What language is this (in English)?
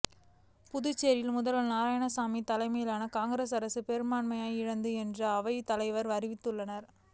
Tamil